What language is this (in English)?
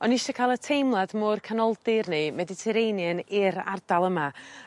Welsh